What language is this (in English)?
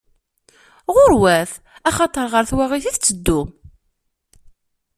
Kabyle